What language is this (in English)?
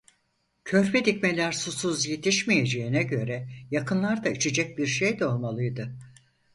Turkish